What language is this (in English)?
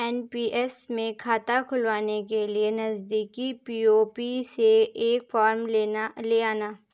Hindi